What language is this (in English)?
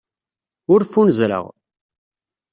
Kabyle